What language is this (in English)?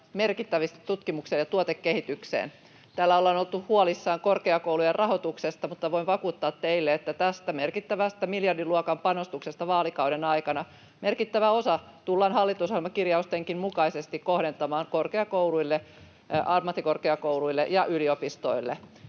Finnish